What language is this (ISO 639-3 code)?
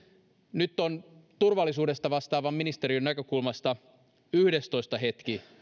fin